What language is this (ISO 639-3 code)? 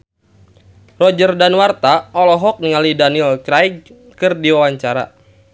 sun